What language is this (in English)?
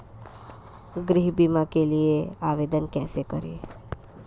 Hindi